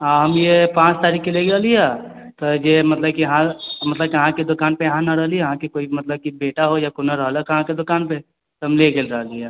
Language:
Maithili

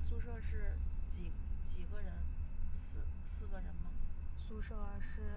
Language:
Chinese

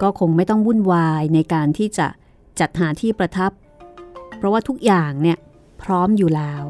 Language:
Thai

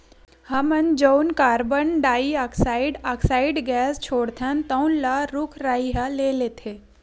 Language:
Chhattisgarhi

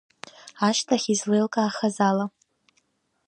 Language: Abkhazian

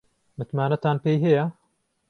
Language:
Central Kurdish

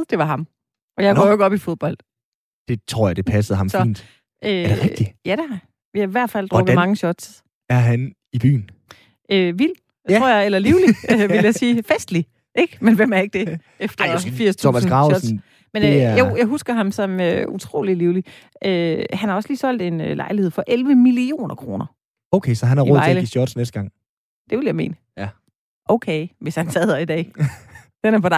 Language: Danish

